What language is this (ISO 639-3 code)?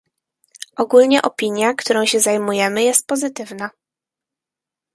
pol